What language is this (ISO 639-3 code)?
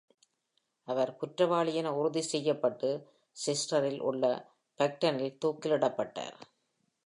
tam